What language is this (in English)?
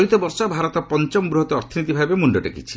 Odia